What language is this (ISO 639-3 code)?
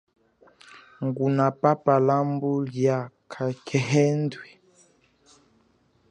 cjk